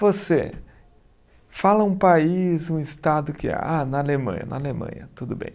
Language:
Portuguese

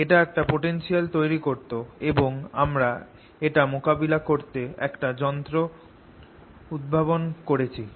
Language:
Bangla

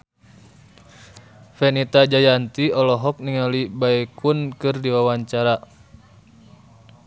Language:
Sundanese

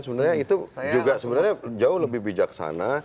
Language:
Indonesian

